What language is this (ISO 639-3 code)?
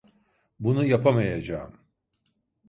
tur